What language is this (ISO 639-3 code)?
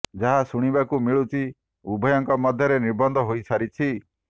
ori